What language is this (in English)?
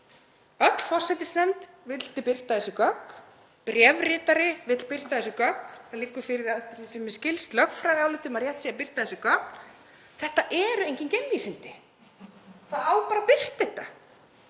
Icelandic